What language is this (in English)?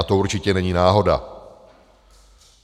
Czech